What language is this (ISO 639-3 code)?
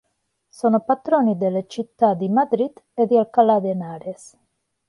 ita